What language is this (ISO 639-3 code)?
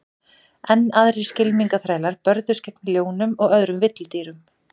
isl